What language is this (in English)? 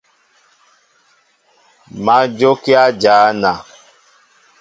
Mbo (Cameroon)